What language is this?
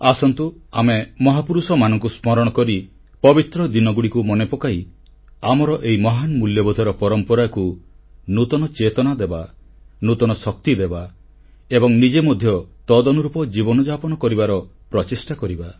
Odia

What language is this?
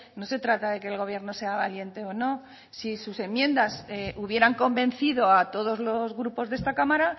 Spanish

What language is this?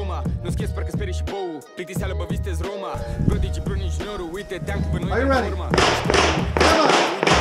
Romanian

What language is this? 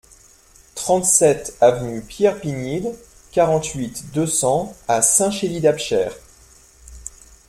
French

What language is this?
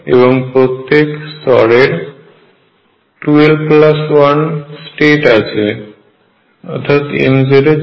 Bangla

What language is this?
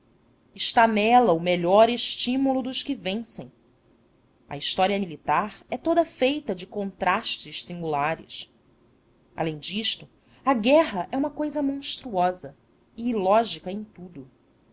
Portuguese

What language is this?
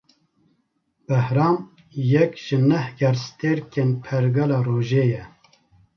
Kurdish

